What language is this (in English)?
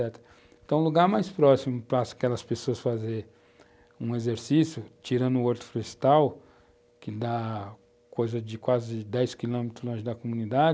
Portuguese